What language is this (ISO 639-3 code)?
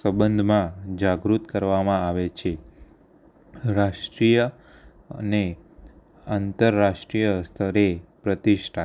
guj